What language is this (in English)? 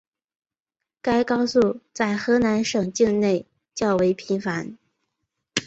Chinese